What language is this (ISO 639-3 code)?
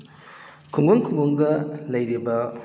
mni